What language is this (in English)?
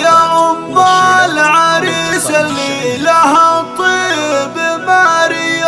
Arabic